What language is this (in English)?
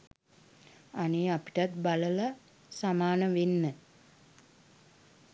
Sinhala